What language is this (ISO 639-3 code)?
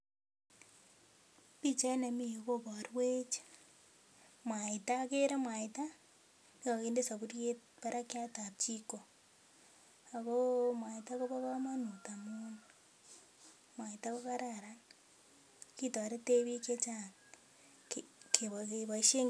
kln